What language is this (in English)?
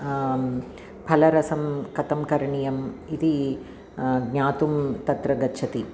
Sanskrit